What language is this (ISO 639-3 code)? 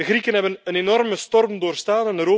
nld